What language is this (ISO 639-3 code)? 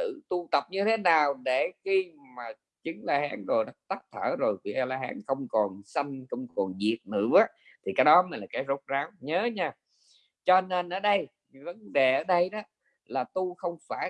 vie